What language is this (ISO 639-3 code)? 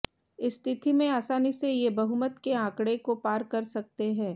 hin